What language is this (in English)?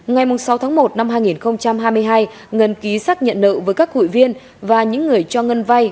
Vietnamese